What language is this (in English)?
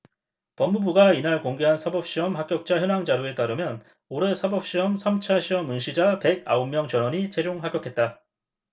Korean